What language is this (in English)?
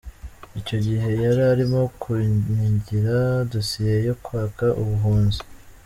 Kinyarwanda